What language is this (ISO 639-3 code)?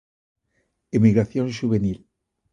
glg